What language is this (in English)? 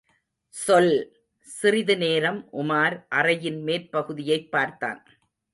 Tamil